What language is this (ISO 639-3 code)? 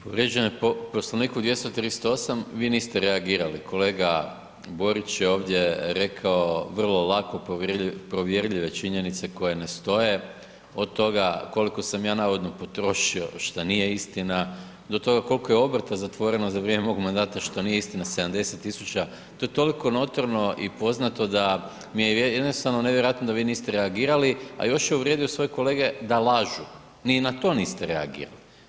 hrv